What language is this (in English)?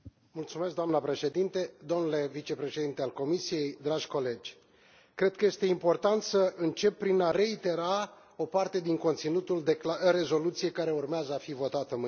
Romanian